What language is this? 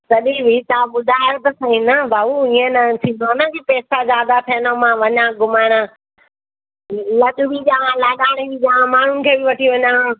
Sindhi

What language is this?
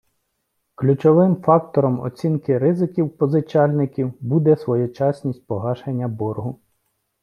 Ukrainian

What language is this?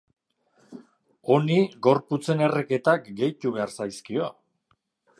Basque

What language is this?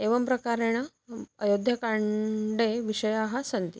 Sanskrit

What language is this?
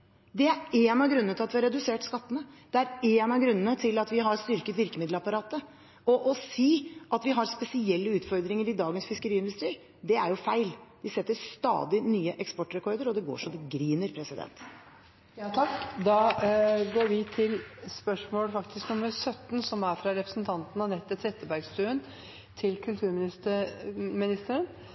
Norwegian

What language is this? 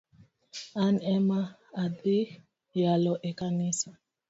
Luo (Kenya and Tanzania)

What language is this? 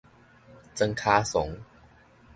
Min Nan Chinese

